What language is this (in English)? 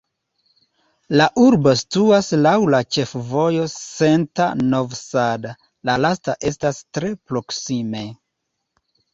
Esperanto